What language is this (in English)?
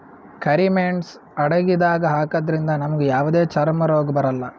Kannada